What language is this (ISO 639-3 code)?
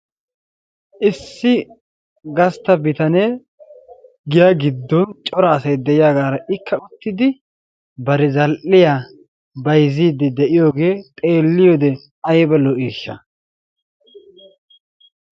wal